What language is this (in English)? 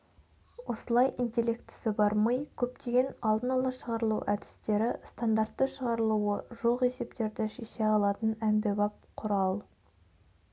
Kazakh